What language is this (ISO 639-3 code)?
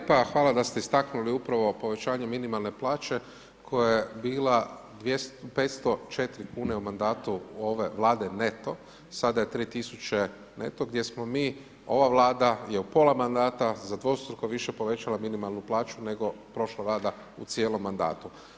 hrv